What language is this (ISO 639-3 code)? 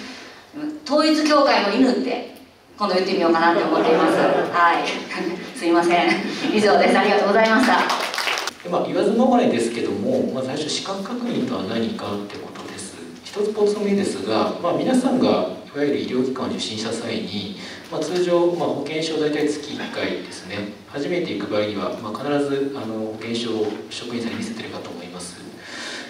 jpn